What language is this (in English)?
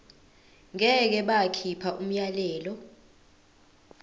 Zulu